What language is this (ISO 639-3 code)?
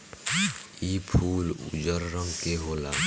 bho